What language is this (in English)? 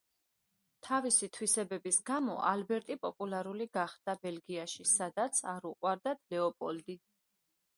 Georgian